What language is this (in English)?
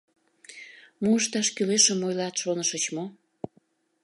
Mari